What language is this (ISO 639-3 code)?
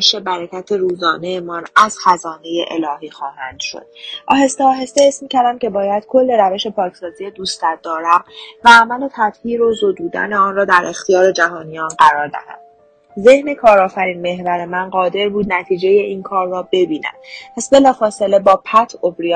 fas